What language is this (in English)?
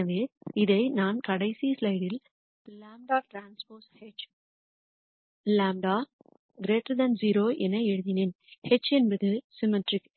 Tamil